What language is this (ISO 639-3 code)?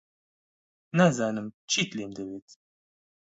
ckb